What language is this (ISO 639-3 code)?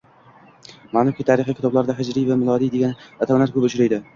uzb